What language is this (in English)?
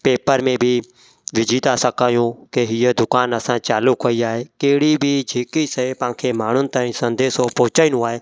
Sindhi